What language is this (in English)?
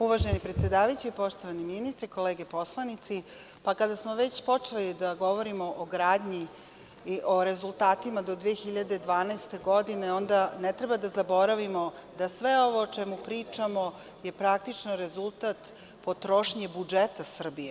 Serbian